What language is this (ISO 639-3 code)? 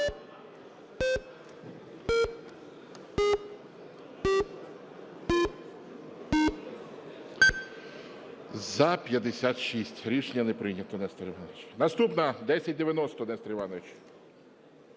ukr